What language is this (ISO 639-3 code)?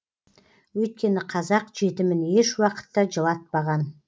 kaz